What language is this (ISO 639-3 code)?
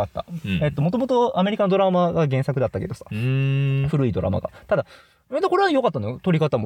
jpn